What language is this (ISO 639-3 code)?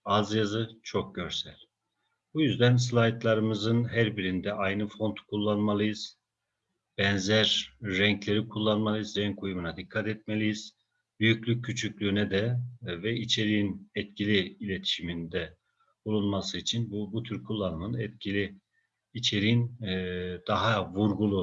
tur